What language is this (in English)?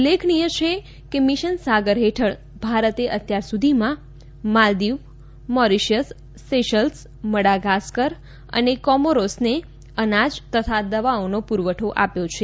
Gujarati